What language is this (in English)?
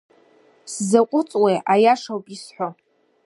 Abkhazian